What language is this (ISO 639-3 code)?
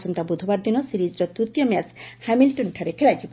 ori